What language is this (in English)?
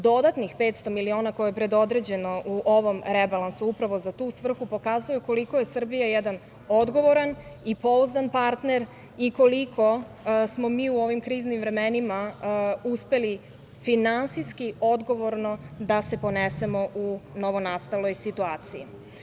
Serbian